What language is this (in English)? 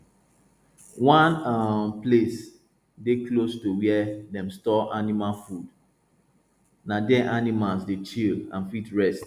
Nigerian Pidgin